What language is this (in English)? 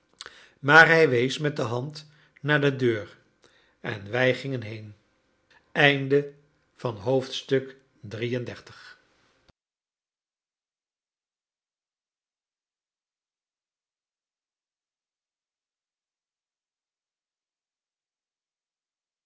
Dutch